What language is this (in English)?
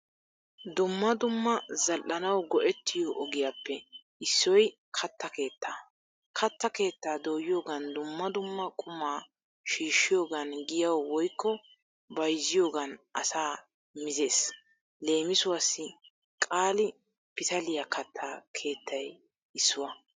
Wolaytta